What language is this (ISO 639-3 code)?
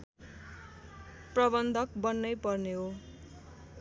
nep